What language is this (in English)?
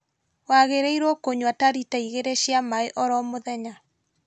Kikuyu